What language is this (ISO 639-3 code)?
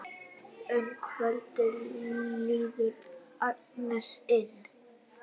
isl